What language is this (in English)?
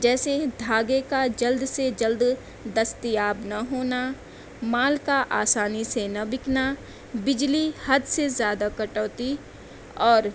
Urdu